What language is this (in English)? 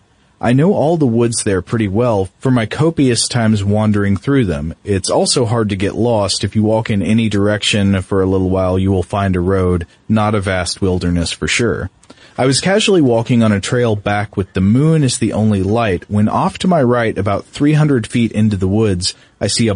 English